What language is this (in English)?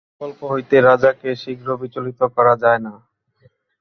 Bangla